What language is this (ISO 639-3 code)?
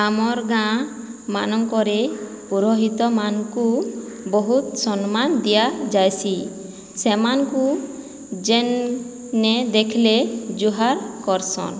ori